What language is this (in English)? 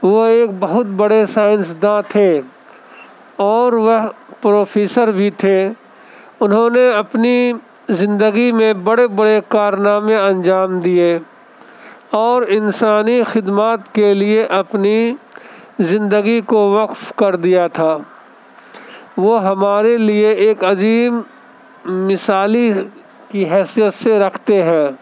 Urdu